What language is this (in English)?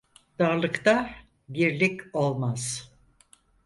Turkish